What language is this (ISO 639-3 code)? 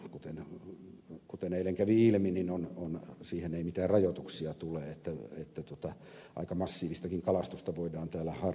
fin